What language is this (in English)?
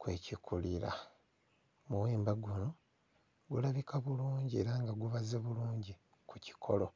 Ganda